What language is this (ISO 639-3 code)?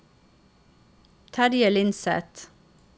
nor